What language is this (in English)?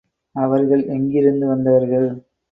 Tamil